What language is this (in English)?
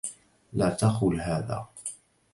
Arabic